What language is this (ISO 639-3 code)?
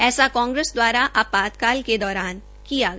hin